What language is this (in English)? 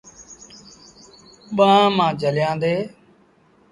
Sindhi Bhil